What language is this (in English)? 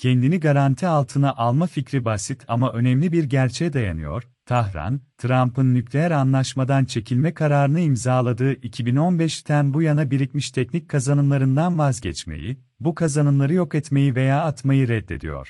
Turkish